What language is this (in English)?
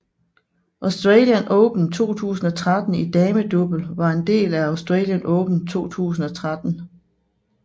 Danish